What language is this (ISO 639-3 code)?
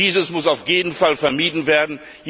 deu